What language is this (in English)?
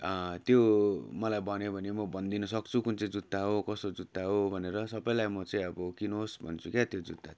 Nepali